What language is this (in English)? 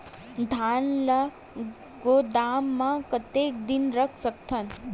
Chhattisgarhi